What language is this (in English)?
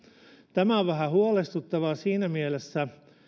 Finnish